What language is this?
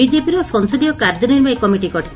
Odia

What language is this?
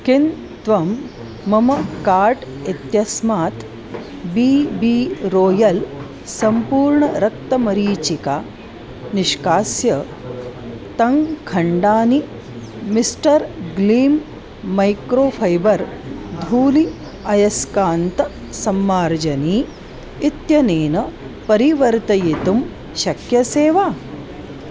Sanskrit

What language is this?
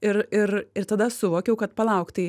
Lithuanian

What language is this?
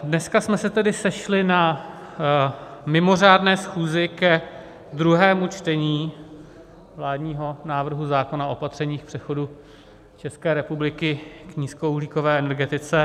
Czech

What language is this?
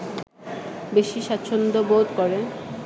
Bangla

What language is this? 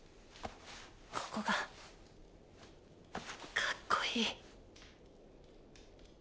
Japanese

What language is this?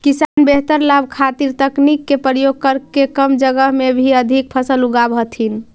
Magahi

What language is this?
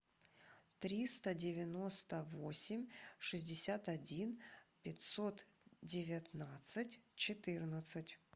Russian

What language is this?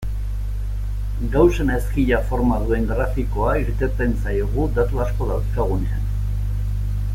Basque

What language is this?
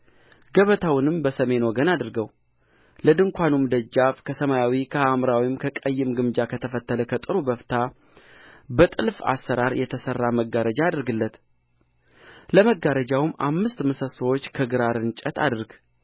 Amharic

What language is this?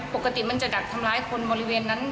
Thai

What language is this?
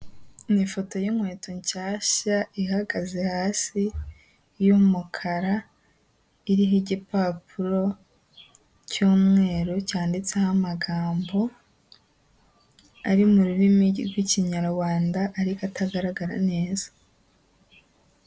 Kinyarwanda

